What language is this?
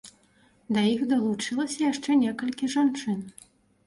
Belarusian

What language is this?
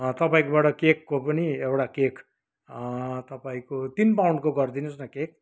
Nepali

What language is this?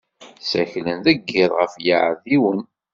Kabyle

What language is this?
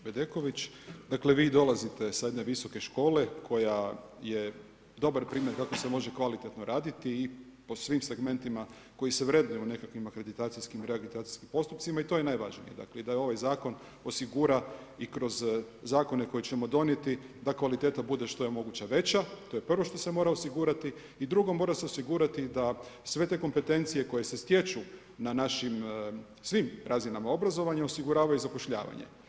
Croatian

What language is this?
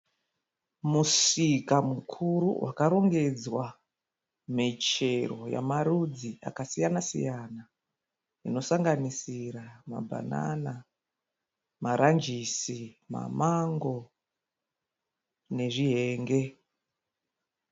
Shona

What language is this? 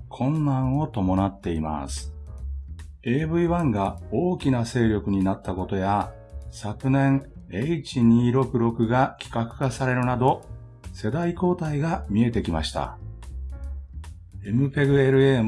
Japanese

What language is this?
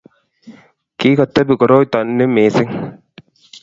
Kalenjin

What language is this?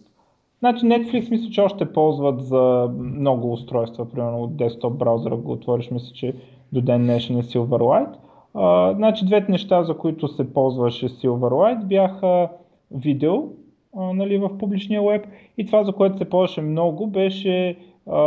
Bulgarian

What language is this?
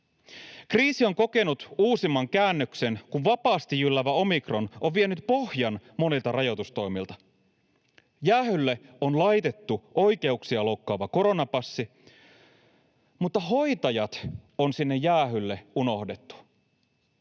Finnish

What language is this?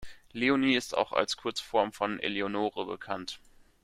German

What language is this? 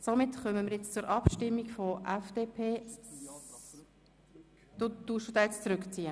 Swiss German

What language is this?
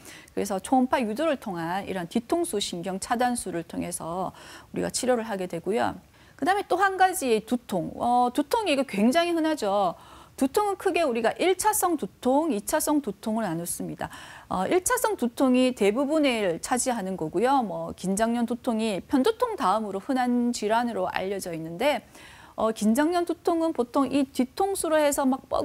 Korean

